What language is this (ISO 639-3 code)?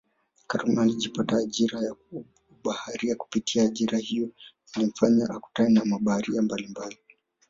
swa